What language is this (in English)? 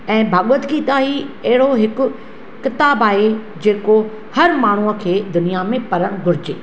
Sindhi